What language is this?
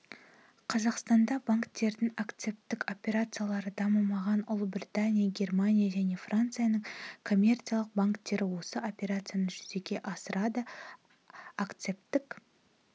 Kazakh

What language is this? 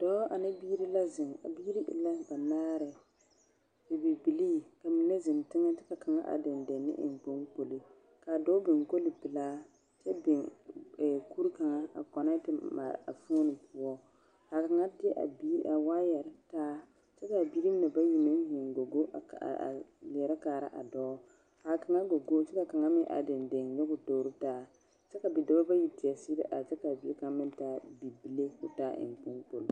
Southern Dagaare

